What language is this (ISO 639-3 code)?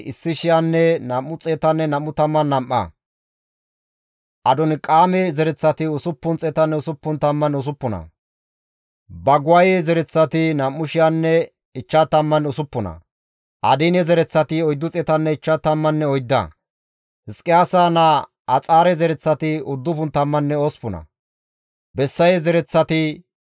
gmv